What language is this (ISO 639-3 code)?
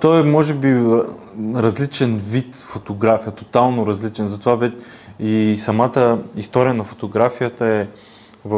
bul